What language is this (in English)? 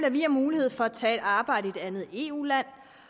Danish